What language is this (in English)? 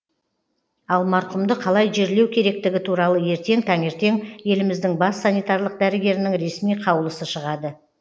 Kazakh